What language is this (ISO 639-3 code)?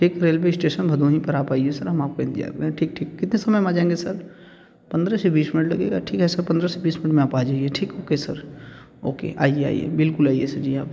hin